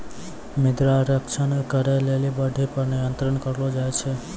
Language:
Maithili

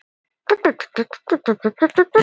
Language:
Icelandic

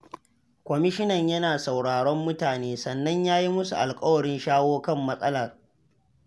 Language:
Hausa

